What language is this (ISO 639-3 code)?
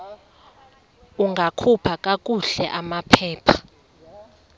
xho